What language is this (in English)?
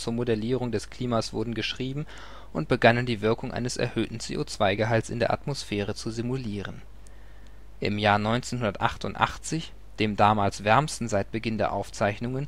German